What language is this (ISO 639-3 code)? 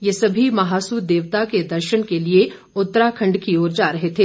hin